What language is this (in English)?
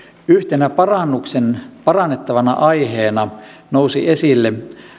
Finnish